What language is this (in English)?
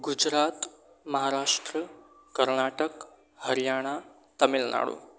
Gujarati